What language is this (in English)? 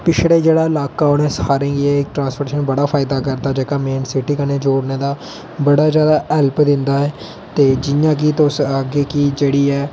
Dogri